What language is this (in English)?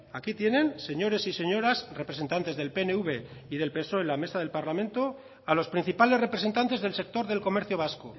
Spanish